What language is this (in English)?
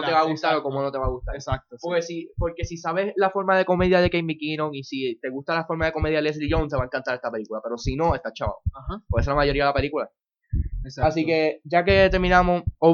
Spanish